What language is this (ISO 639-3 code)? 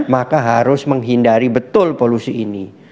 ind